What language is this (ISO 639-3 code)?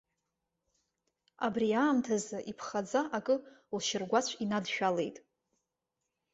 abk